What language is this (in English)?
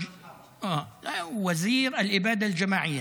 Hebrew